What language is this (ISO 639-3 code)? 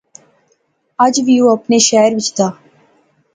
phr